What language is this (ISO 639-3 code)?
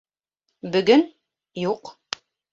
bak